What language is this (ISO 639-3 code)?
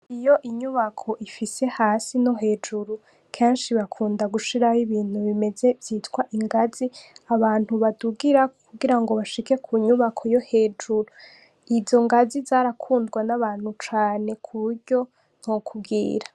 run